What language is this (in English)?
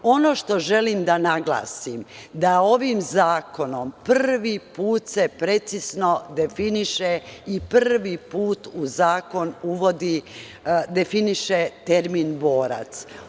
Serbian